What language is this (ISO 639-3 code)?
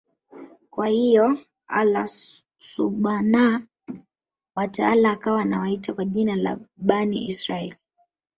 swa